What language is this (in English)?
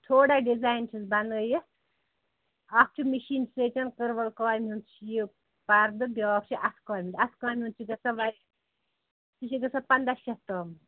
Kashmiri